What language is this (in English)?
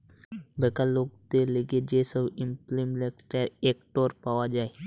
Bangla